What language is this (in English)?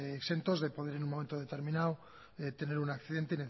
Spanish